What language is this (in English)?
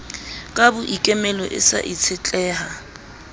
Southern Sotho